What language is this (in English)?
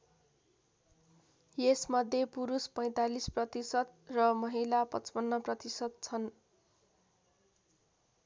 Nepali